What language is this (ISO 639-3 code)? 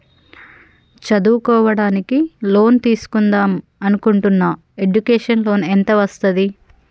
tel